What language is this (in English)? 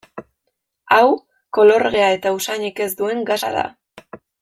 Basque